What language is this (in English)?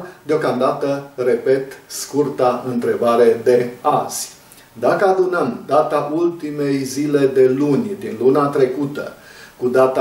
Romanian